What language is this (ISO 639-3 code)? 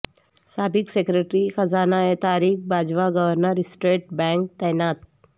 urd